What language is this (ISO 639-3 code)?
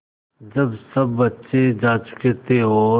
hin